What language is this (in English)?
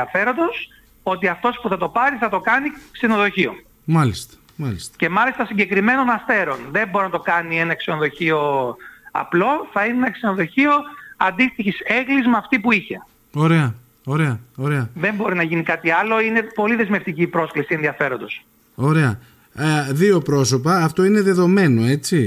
Greek